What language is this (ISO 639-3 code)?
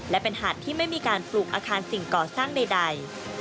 tha